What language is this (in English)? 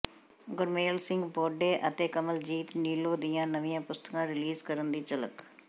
Punjabi